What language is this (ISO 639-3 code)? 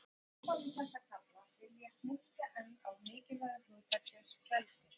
isl